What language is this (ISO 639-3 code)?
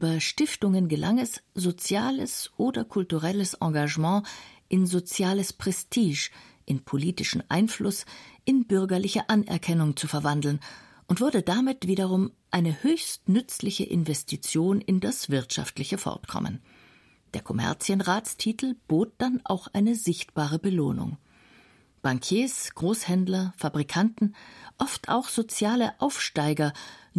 deu